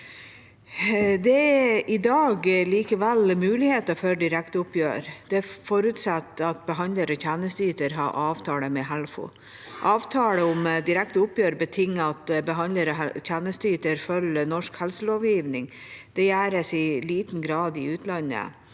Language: Norwegian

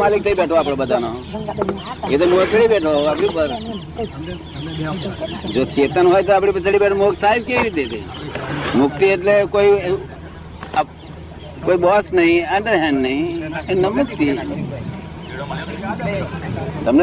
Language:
Gujarati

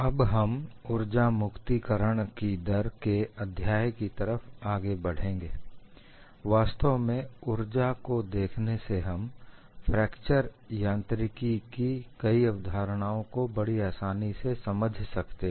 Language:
Hindi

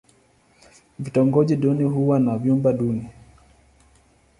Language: Swahili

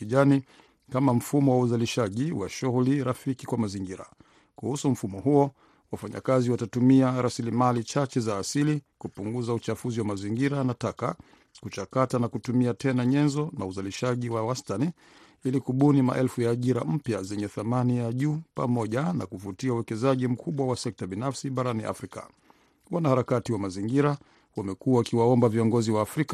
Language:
Swahili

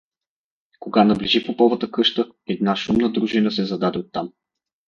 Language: Bulgarian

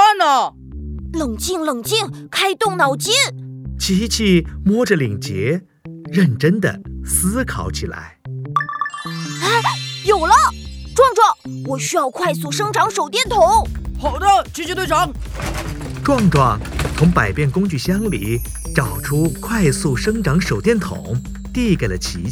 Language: Chinese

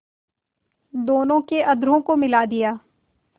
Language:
Hindi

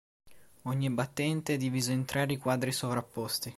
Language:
Italian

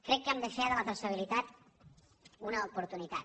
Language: Catalan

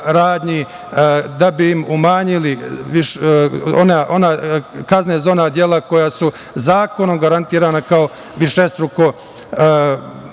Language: Serbian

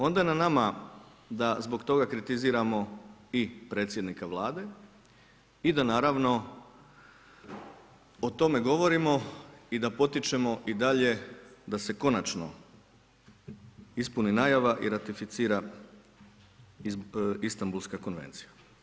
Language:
Croatian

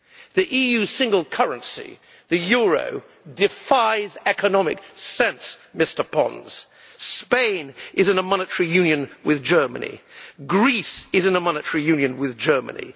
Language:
English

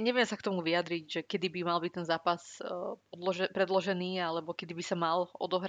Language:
Slovak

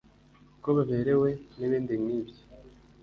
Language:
Kinyarwanda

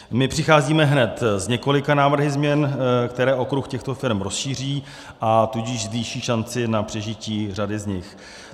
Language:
Czech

